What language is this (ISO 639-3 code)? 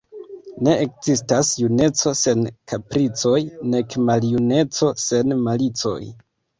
epo